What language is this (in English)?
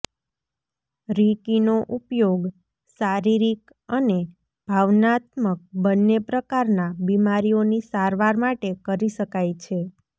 Gujarati